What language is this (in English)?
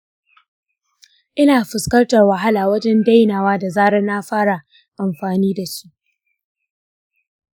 Hausa